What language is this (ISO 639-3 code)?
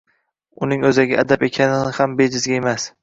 uzb